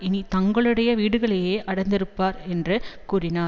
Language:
Tamil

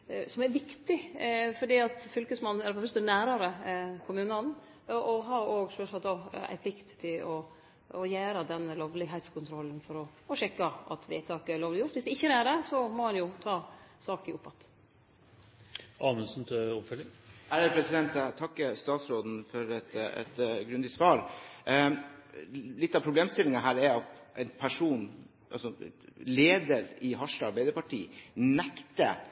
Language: Norwegian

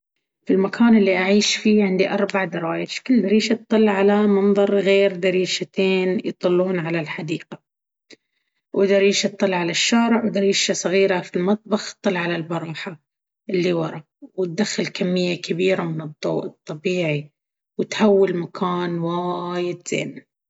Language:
Baharna Arabic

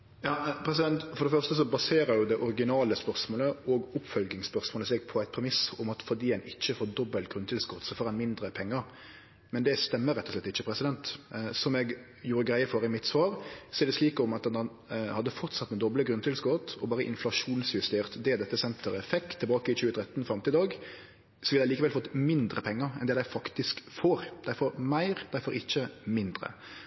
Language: Norwegian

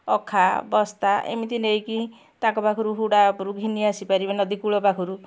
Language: Odia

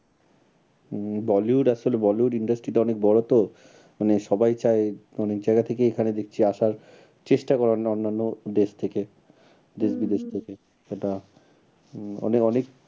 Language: Bangla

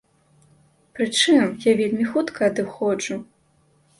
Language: Belarusian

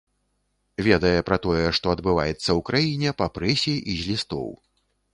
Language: Belarusian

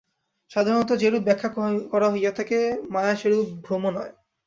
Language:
Bangla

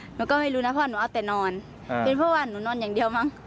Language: Thai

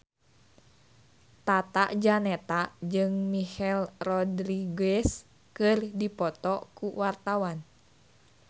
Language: Sundanese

